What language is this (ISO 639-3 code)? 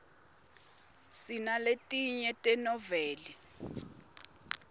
ssw